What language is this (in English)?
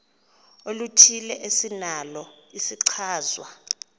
Xhosa